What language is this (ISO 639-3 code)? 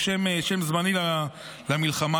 heb